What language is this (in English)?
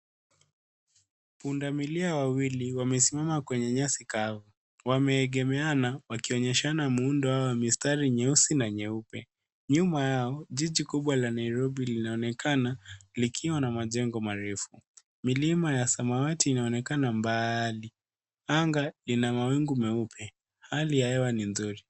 Swahili